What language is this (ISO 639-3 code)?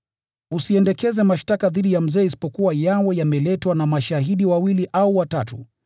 swa